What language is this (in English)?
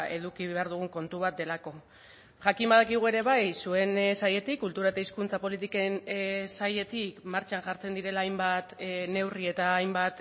Basque